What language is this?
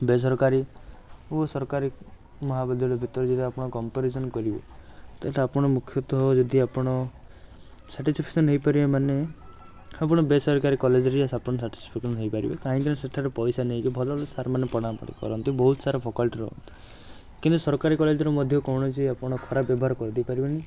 Odia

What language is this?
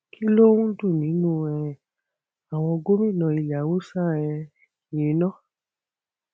Yoruba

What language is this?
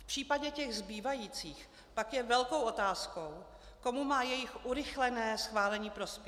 Czech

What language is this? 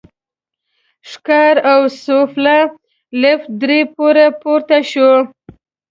Pashto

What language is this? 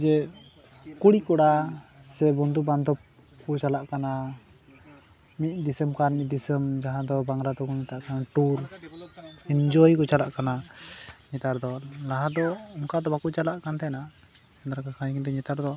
Santali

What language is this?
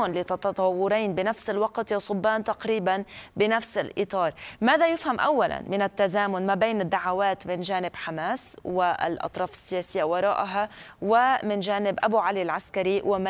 Arabic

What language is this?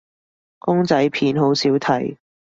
Cantonese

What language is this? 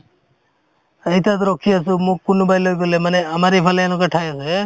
Assamese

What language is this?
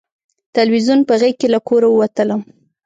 Pashto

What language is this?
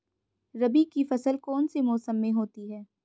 Hindi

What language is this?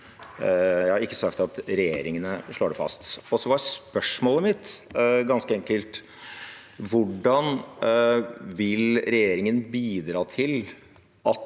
Norwegian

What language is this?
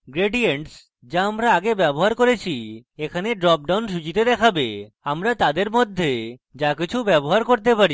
Bangla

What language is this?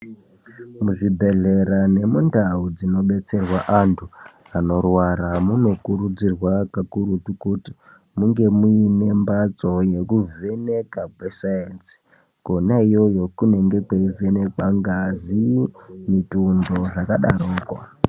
Ndau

